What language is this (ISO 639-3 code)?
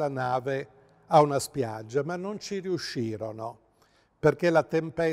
ita